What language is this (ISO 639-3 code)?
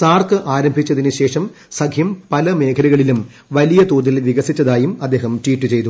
mal